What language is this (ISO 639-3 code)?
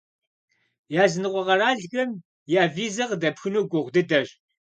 kbd